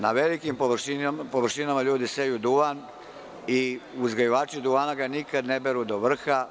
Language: Serbian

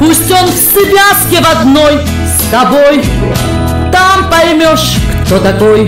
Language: Russian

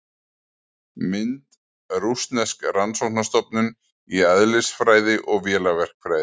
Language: Icelandic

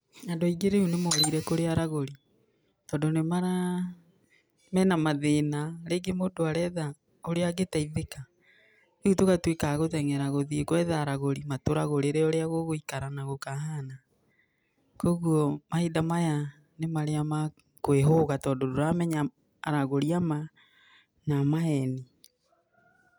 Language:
Kikuyu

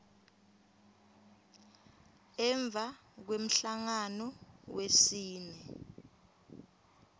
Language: Swati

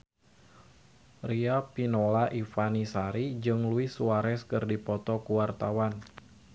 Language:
Sundanese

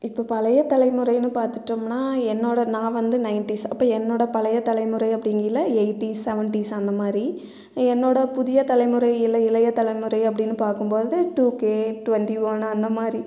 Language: Tamil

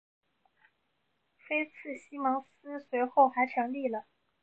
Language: Chinese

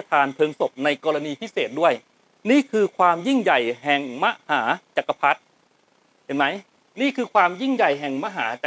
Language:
Thai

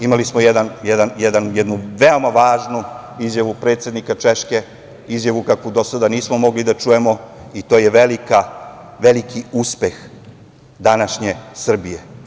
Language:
Serbian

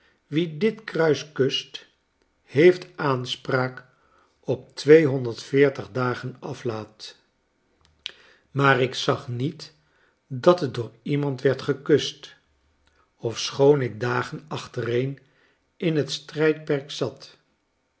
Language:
Dutch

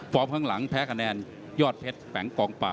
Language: Thai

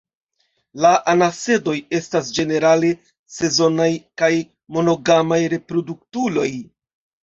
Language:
Esperanto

